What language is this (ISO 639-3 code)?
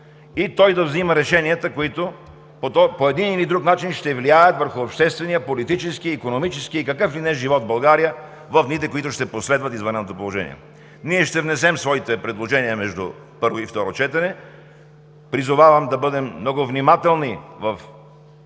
bul